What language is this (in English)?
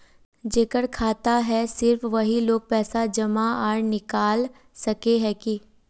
Magahi